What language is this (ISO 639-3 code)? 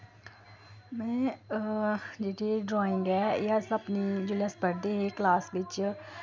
doi